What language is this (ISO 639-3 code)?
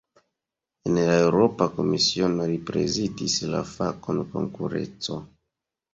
epo